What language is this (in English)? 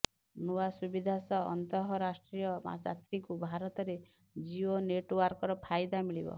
Odia